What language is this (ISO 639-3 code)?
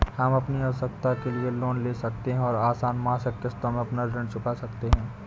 hin